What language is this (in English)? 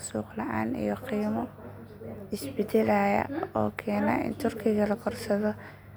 Somali